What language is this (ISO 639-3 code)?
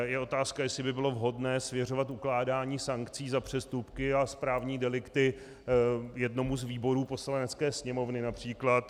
ces